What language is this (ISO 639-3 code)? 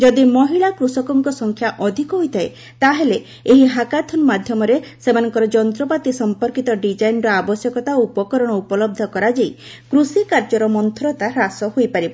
ori